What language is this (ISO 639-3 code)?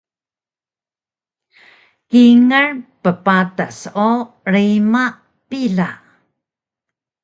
trv